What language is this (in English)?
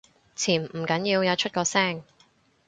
Cantonese